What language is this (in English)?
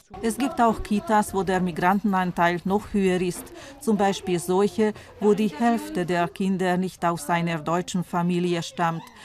German